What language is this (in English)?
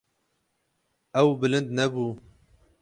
Kurdish